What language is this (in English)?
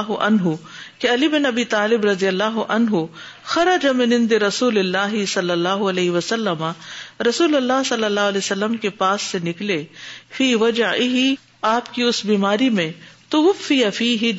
Urdu